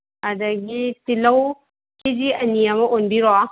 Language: Manipuri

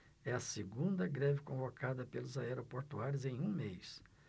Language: Portuguese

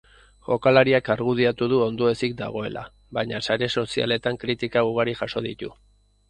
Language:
Basque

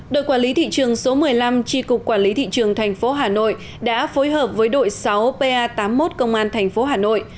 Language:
Vietnamese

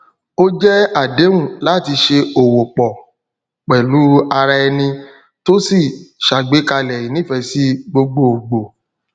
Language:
Yoruba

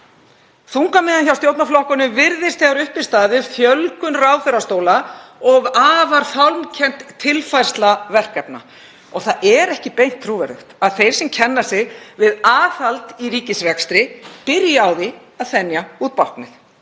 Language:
Icelandic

